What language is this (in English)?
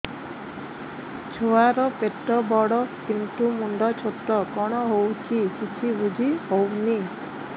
Odia